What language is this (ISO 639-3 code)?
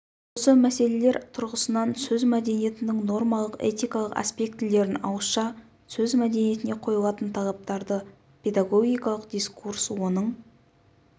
kaz